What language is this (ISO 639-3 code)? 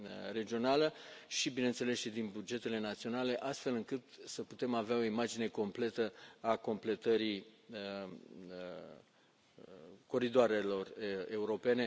ron